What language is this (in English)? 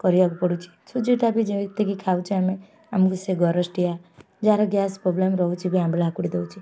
Odia